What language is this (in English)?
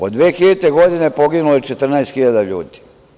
Serbian